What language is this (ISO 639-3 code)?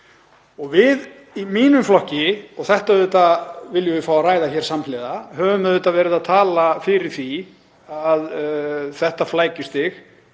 isl